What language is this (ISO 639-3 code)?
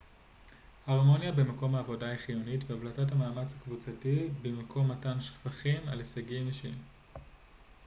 heb